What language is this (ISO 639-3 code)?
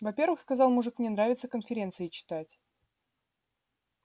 rus